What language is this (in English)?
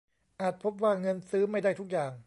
Thai